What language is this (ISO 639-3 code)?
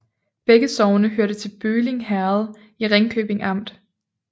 dan